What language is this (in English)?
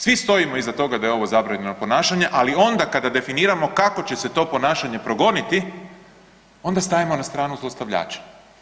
Croatian